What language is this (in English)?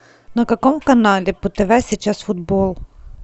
Russian